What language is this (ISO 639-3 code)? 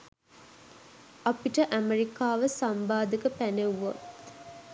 sin